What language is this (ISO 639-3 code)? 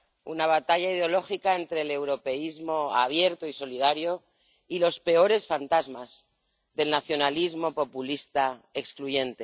spa